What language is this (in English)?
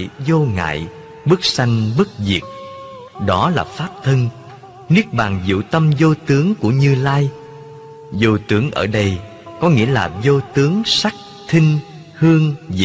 Vietnamese